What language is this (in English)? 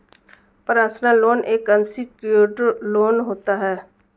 Hindi